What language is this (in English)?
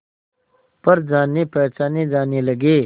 Hindi